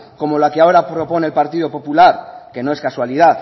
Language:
Spanish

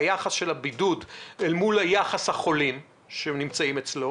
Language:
Hebrew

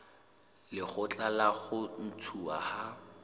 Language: Southern Sotho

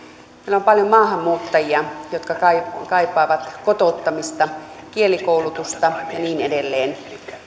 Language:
Finnish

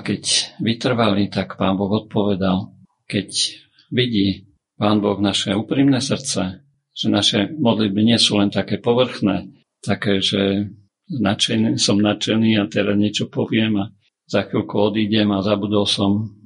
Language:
Slovak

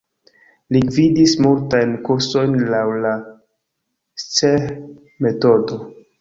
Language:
Esperanto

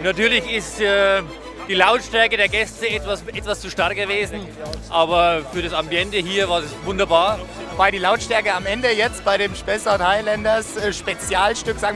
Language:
German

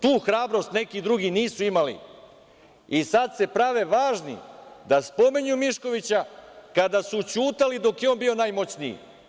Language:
Serbian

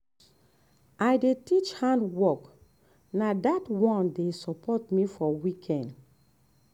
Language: Nigerian Pidgin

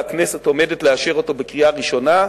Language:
Hebrew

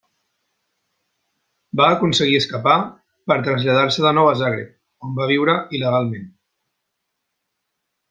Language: Catalan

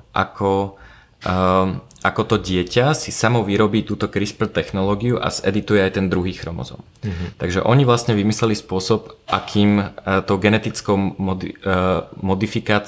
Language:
Slovak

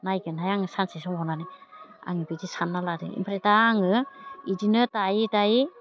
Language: Bodo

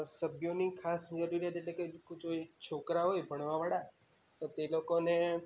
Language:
Gujarati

